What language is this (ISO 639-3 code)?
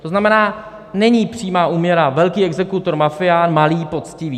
ces